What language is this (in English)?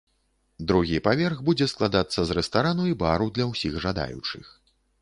Belarusian